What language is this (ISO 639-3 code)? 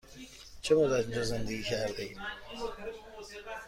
fas